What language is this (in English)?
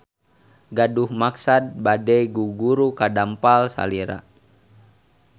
Sundanese